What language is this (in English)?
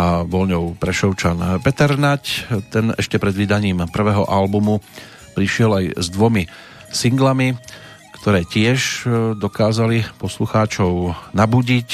Slovak